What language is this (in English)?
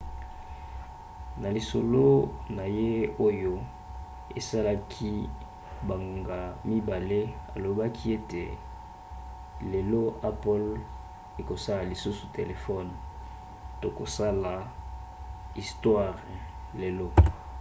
Lingala